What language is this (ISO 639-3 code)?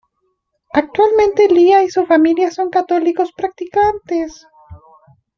spa